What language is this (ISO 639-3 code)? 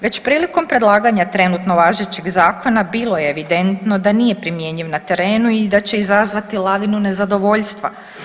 hrv